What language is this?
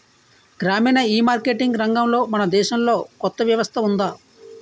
Telugu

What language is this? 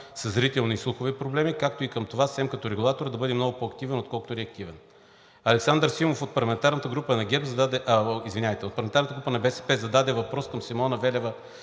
Bulgarian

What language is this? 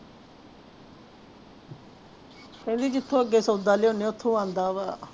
Punjabi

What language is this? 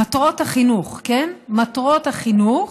Hebrew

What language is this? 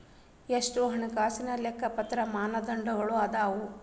Kannada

